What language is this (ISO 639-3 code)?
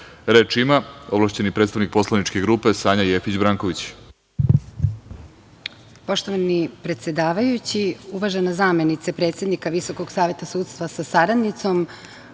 srp